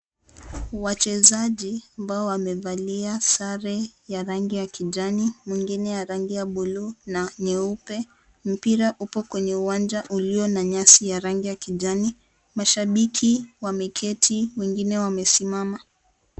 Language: Swahili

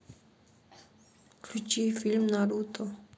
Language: Russian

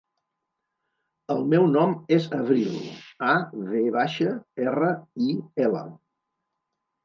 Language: Catalan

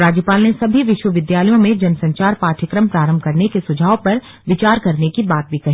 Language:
Hindi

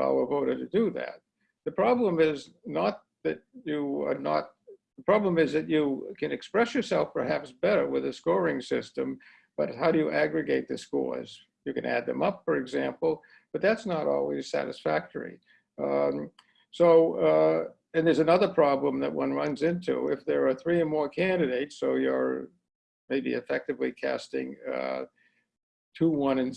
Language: English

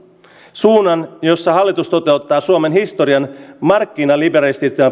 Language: Finnish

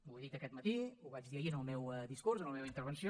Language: Catalan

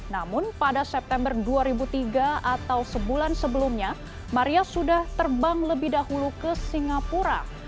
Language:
Indonesian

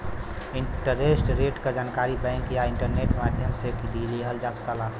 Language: Bhojpuri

